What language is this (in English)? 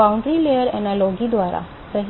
Hindi